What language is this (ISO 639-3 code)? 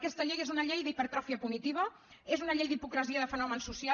cat